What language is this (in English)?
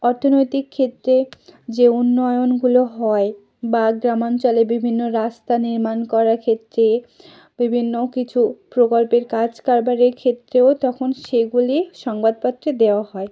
Bangla